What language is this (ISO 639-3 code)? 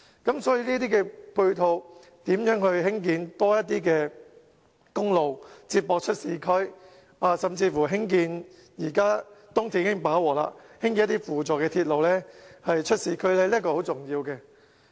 yue